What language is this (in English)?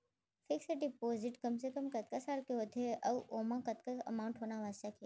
Chhattisgarhi